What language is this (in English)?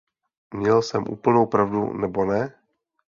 Czech